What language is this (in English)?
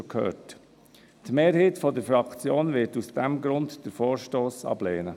Swiss German